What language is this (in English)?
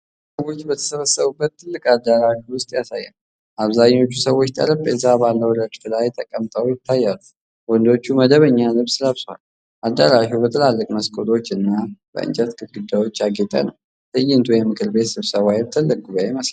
Amharic